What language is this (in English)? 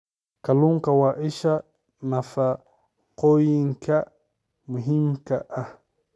Somali